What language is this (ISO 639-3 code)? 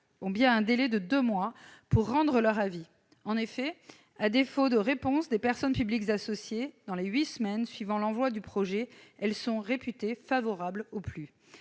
fra